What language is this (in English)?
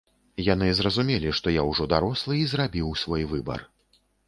Belarusian